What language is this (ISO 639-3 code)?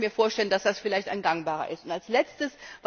deu